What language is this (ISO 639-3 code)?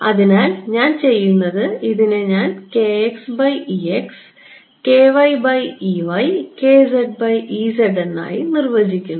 mal